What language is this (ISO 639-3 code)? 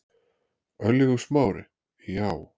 isl